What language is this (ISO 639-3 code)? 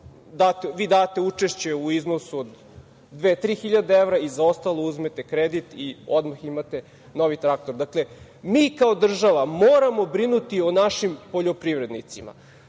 srp